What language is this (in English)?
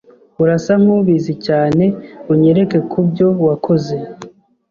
Kinyarwanda